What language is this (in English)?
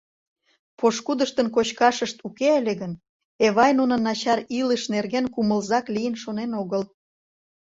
Mari